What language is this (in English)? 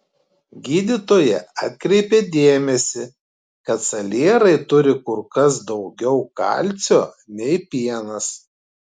Lithuanian